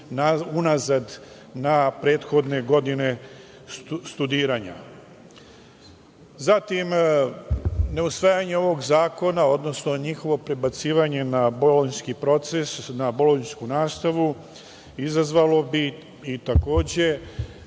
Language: Serbian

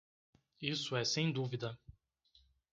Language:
Portuguese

